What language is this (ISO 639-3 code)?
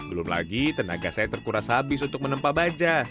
ind